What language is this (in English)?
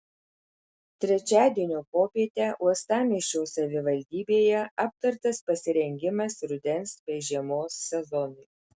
Lithuanian